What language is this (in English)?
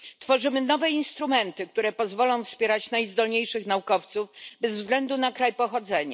Polish